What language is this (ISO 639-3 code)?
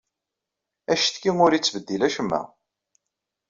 kab